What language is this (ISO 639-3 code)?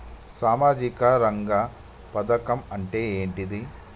tel